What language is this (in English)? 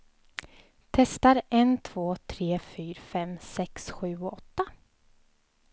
Swedish